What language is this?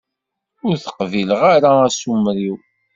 Kabyle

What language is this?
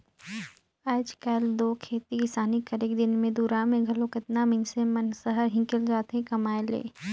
Chhattisgarhi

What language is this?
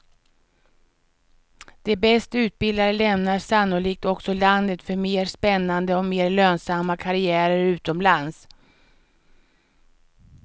Swedish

